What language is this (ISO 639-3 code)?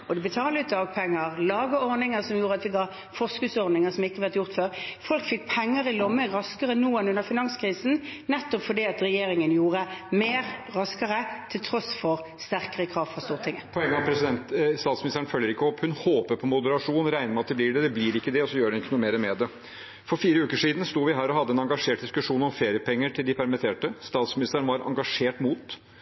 nor